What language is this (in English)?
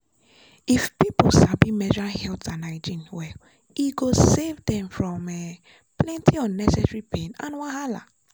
Nigerian Pidgin